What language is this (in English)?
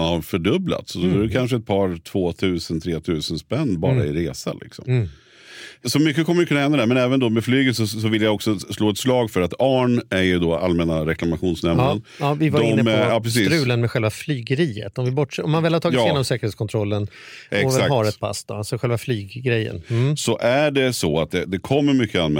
Swedish